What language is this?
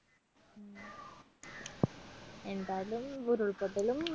Malayalam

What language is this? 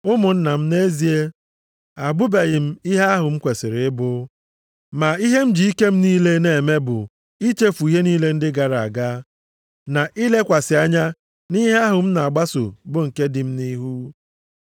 Igbo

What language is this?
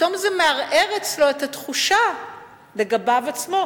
Hebrew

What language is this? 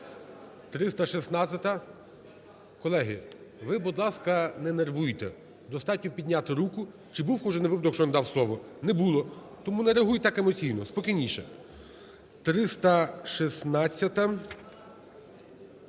Ukrainian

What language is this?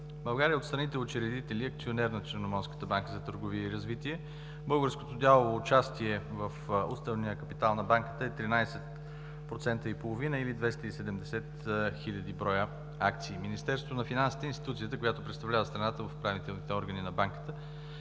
Bulgarian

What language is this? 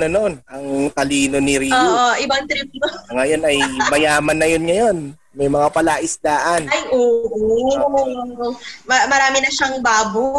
Filipino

